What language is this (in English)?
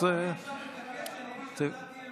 Hebrew